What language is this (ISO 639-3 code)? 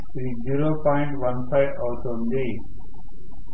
tel